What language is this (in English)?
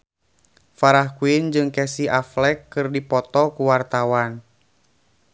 Sundanese